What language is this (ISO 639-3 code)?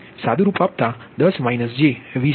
guj